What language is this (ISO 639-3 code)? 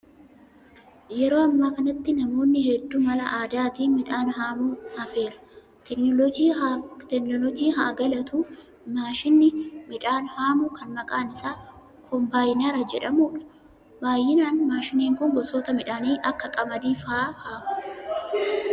orm